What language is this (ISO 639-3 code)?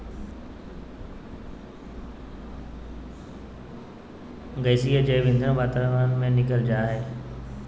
mag